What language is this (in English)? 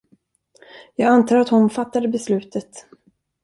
Swedish